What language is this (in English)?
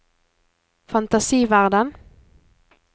Norwegian